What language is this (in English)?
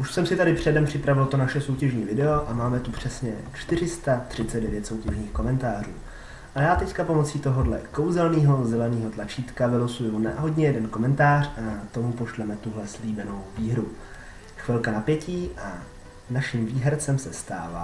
Czech